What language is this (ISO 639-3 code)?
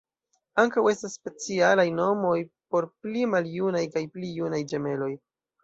epo